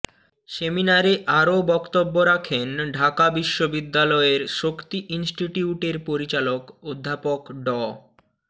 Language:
Bangla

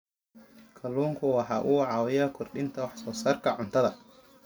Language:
Somali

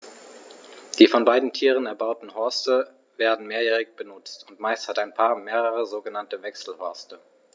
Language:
German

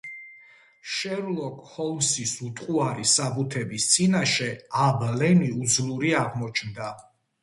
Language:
Georgian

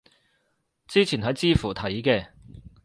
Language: Cantonese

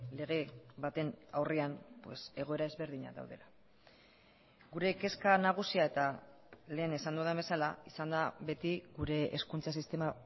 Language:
Basque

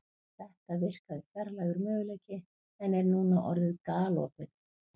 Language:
Icelandic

